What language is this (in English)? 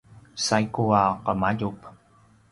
Paiwan